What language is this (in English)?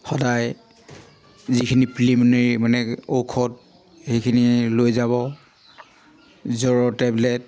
Assamese